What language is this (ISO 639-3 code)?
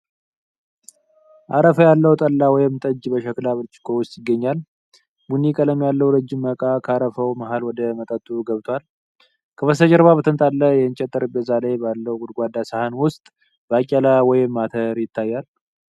amh